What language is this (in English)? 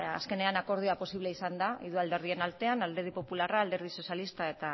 Basque